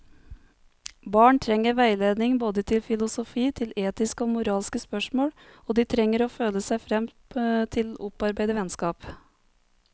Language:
Norwegian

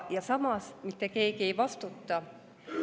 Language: Estonian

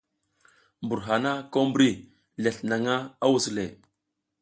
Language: South Giziga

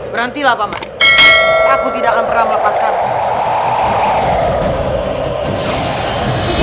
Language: Indonesian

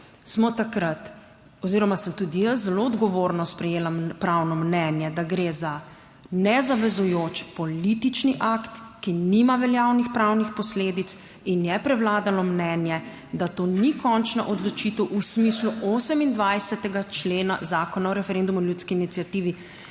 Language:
Slovenian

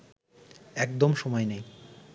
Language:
Bangla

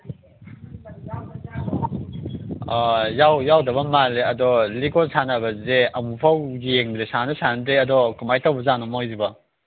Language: Manipuri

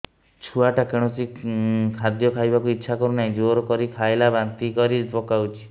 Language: Odia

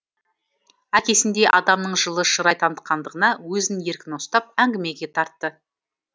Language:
Kazakh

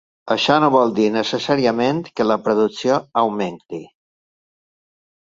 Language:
Catalan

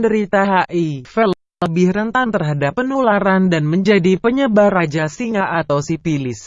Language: Indonesian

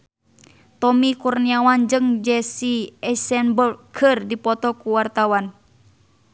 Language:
Sundanese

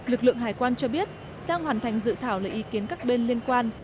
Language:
Vietnamese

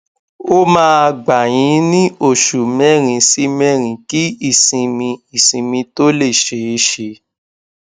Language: Yoruba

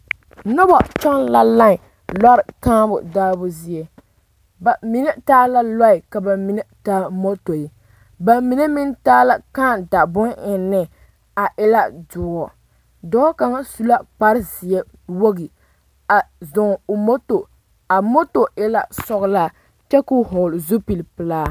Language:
Southern Dagaare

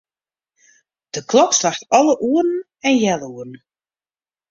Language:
Western Frisian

